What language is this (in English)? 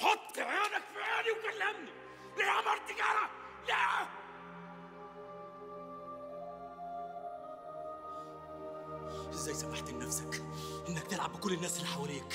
Arabic